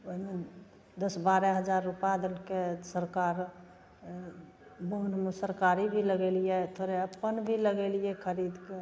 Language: Maithili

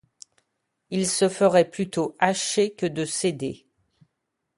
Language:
French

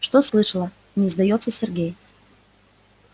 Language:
Russian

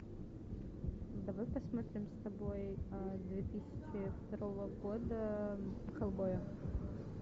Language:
Russian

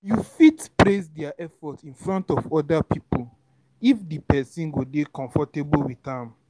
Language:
Nigerian Pidgin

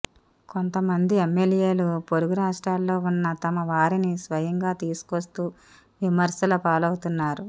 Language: Telugu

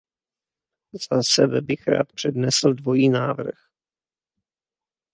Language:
Czech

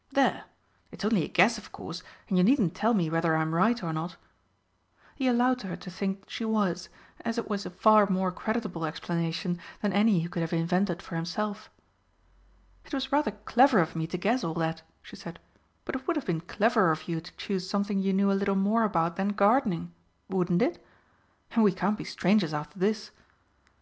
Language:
English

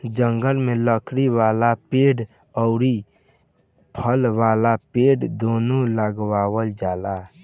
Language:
Bhojpuri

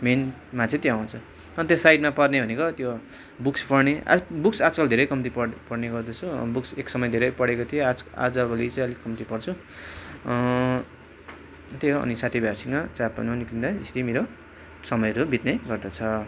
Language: Nepali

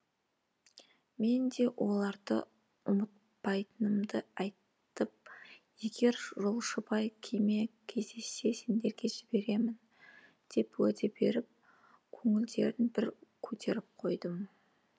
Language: Kazakh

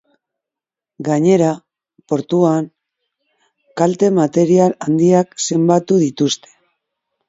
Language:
Basque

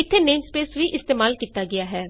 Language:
Punjabi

